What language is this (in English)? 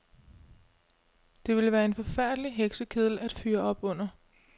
Danish